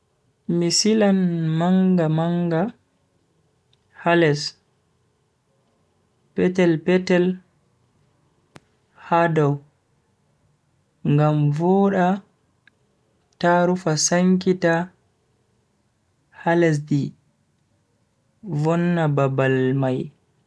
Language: Bagirmi Fulfulde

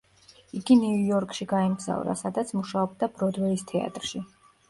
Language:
Georgian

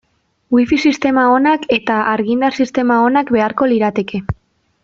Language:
Basque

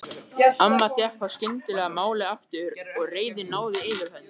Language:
Icelandic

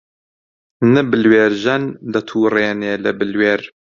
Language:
Central Kurdish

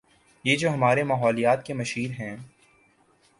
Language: Urdu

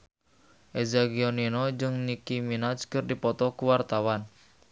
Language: Sundanese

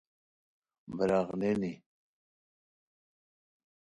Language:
Khowar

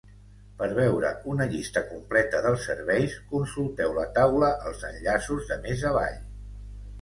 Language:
Catalan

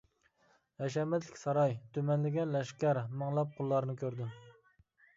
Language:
Uyghur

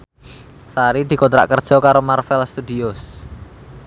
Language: Javanese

